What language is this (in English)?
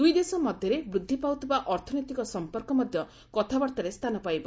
Odia